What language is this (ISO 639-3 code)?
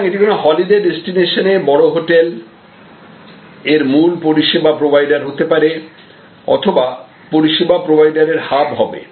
ben